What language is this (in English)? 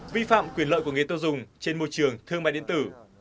Vietnamese